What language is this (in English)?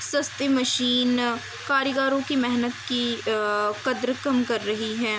Urdu